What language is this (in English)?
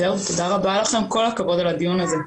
Hebrew